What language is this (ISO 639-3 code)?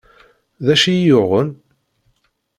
kab